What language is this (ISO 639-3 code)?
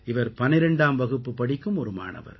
tam